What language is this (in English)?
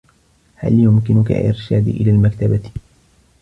Arabic